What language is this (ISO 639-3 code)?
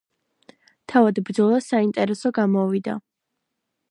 kat